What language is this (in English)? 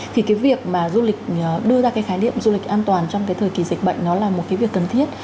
Vietnamese